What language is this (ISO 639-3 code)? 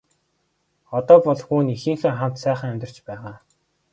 mon